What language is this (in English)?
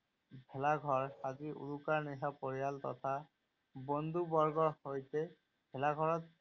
Assamese